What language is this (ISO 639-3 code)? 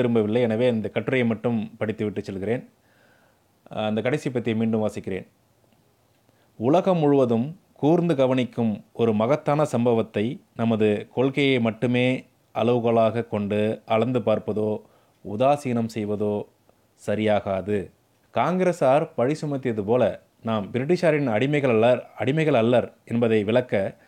tam